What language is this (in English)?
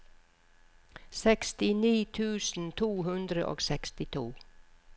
Norwegian